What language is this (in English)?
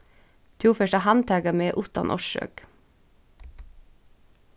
Faroese